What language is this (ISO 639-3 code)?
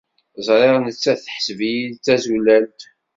kab